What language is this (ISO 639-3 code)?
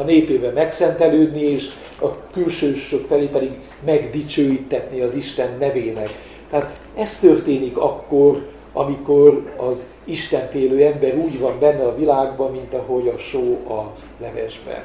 hun